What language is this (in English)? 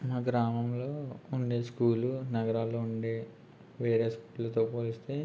Telugu